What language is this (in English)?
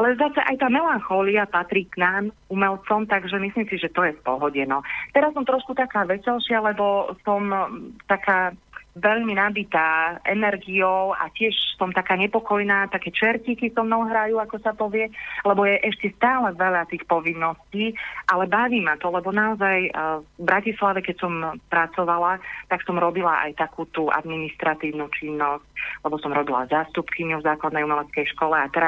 Slovak